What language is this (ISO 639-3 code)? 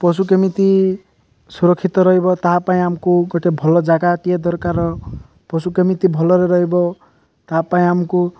ori